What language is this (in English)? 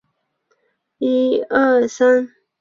Chinese